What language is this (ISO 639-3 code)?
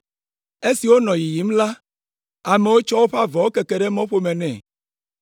ewe